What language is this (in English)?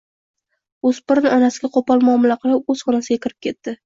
Uzbek